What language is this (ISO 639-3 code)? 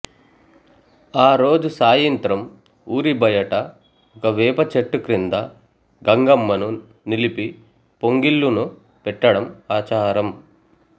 tel